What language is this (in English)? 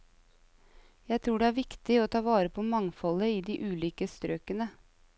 Norwegian